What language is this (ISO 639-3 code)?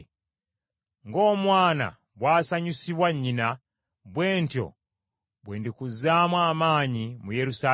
lug